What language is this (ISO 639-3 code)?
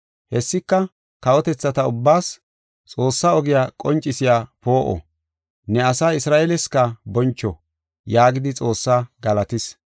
gof